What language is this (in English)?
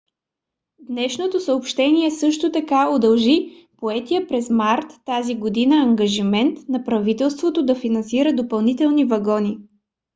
Bulgarian